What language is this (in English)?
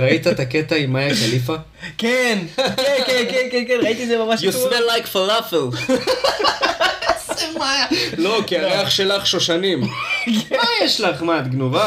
Hebrew